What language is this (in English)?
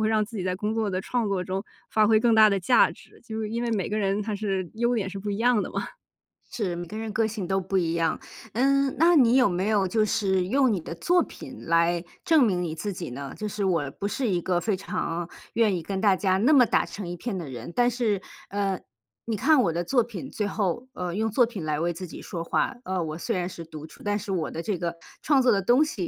Chinese